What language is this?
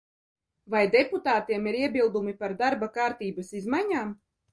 Latvian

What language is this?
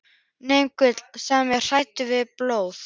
Icelandic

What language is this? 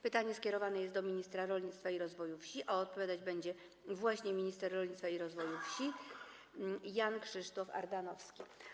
Polish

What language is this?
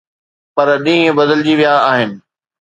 Sindhi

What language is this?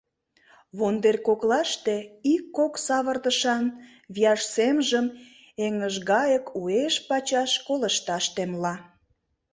Mari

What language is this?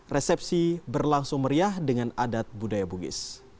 Indonesian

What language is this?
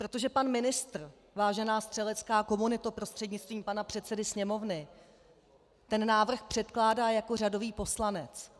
Czech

